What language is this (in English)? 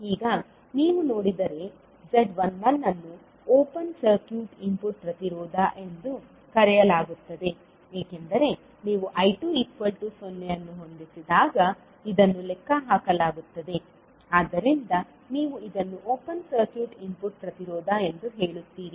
Kannada